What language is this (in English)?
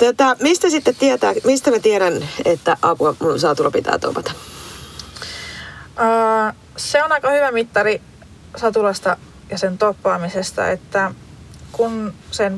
Finnish